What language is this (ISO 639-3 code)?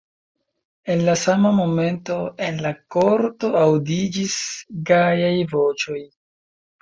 epo